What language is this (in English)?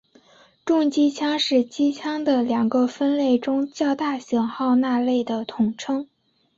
Chinese